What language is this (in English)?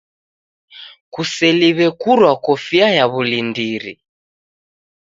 Taita